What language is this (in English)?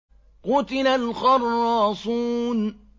Arabic